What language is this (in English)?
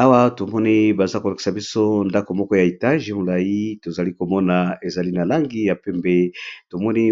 Lingala